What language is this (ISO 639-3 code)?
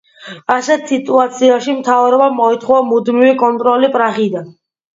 kat